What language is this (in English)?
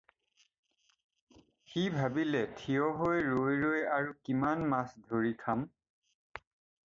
Assamese